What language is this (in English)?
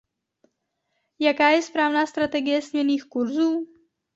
Czech